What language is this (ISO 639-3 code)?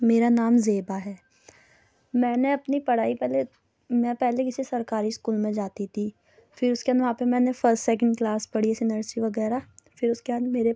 urd